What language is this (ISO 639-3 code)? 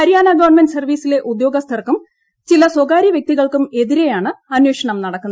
mal